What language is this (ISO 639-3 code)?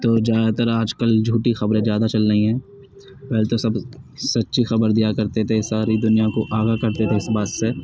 urd